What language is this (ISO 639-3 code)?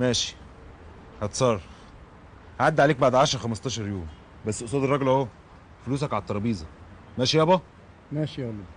ara